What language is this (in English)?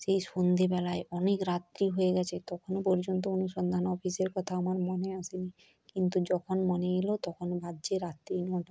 Bangla